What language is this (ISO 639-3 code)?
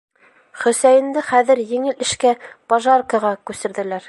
bak